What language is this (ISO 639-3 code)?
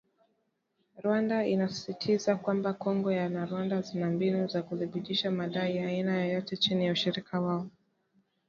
swa